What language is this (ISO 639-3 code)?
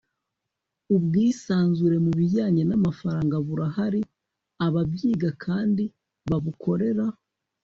kin